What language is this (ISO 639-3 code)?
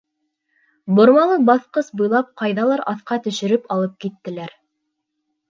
bak